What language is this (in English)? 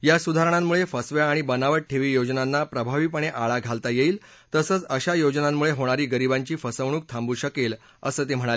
Marathi